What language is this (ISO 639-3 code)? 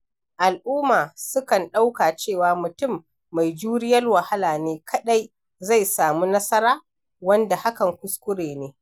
hau